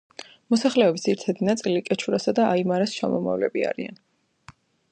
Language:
Georgian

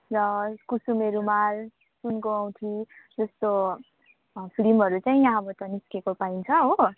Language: Nepali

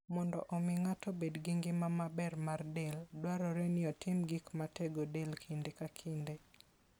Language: Luo (Kenya and Tanzania)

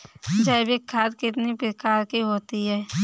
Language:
Hindi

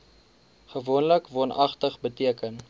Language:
Afrikaans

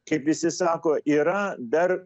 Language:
Lithuanian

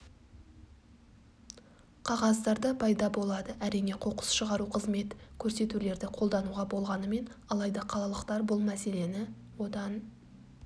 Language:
Kazakh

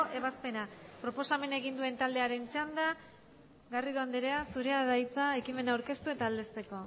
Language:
Basque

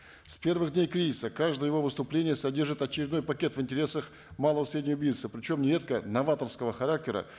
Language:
Kazakh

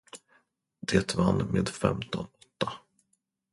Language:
Swedish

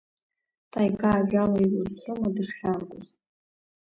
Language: Abkhazian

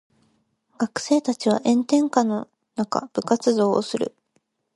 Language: Japanese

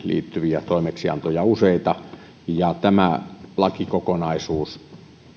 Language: Finnish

